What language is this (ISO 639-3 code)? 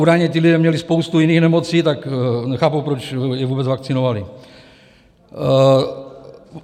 ces